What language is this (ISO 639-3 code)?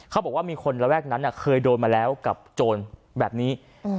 tha